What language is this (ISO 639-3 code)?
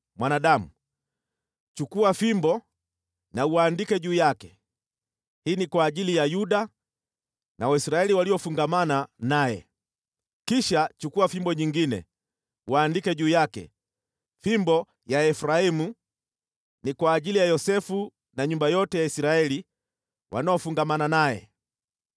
swa